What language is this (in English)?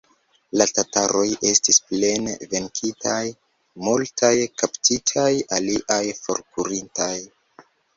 Esperanto